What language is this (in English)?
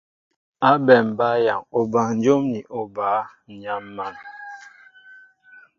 Mbo (Cameroon)